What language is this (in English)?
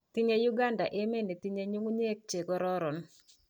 Kalenjin